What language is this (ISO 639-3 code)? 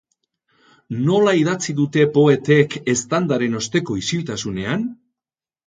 eus